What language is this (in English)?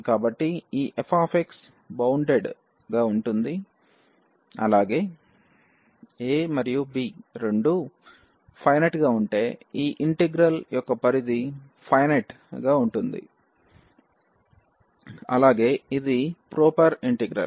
Telugu